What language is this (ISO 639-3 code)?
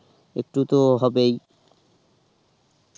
ben